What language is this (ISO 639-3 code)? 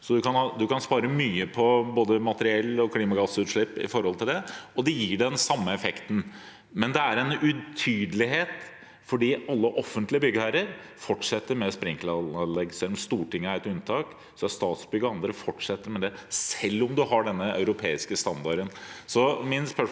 nor